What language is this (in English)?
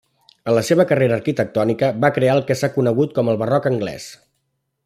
Catalan